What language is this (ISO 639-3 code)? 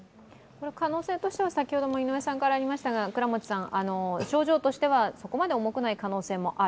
jpn